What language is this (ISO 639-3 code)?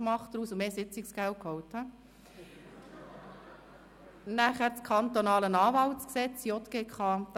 gsw